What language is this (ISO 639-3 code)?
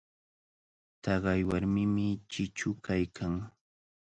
qvl